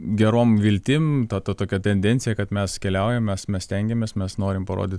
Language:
Lithuanian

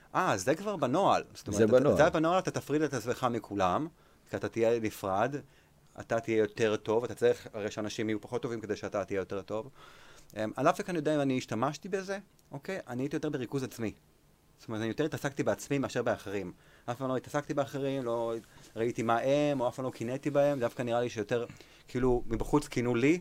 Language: Hebrew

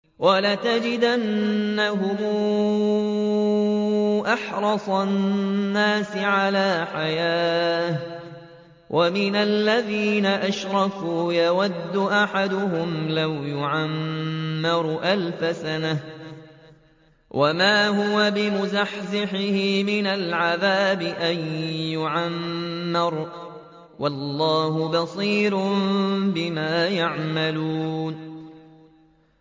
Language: Arabic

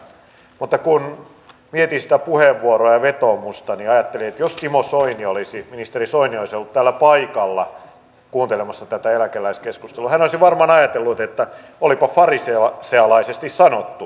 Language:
Finnish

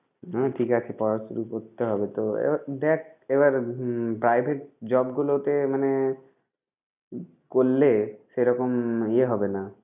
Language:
Bangla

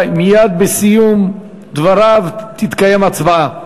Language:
Hebrew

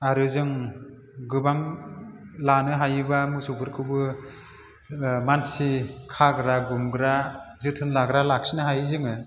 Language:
Bodo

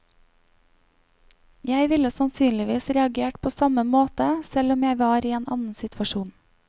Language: Norwegian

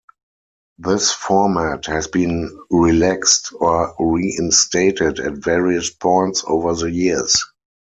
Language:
English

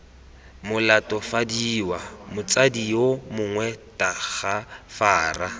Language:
Tswana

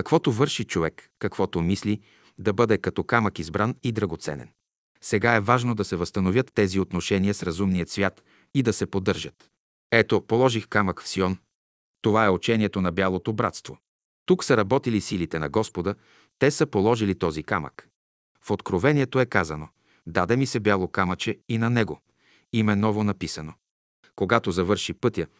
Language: Bulgarian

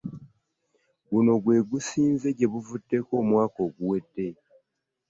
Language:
Ganda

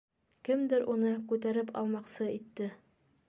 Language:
Bashkir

